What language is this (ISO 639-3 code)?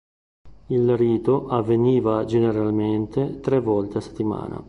ita